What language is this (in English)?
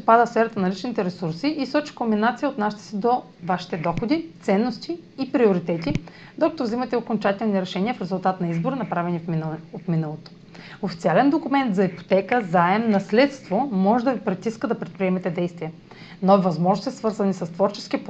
Bulgarian